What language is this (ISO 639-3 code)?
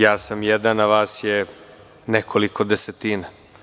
srp